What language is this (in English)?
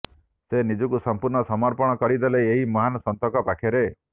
Odia